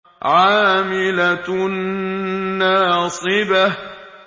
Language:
Arabic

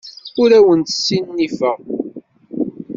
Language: Kabyle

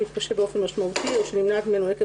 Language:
Hebrew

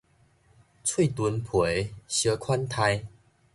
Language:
Min Nan Chinese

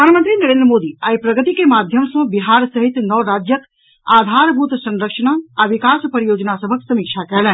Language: Maithili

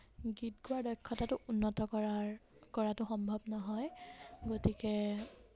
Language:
Assamese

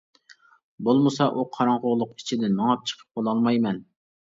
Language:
Uyghur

